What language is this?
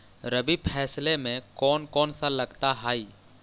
Magahi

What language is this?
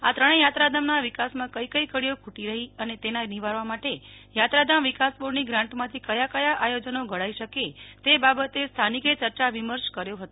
Gujarati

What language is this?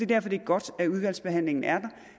Danish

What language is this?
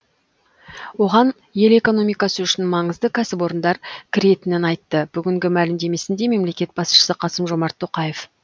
Kazakh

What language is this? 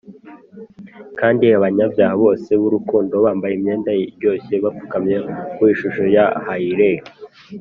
Kinyarwanda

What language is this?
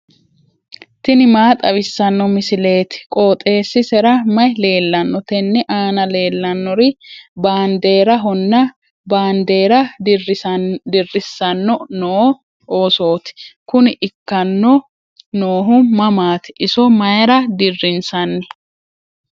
Sidamo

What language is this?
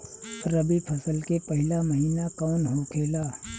Bhojpuri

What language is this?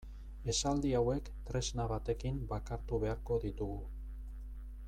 Basque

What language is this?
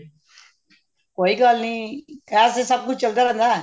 Punjabi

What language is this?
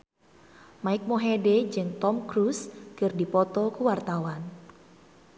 Sundanese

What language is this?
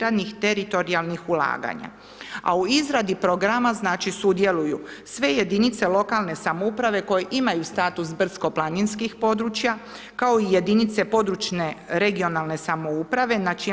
Croatian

